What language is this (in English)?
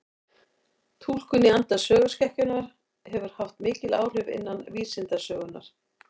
Icelandic